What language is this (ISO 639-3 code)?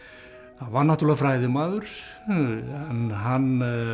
isl